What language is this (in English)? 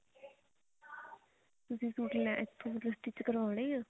Punjabi